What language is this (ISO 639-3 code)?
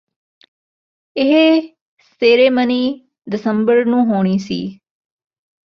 pan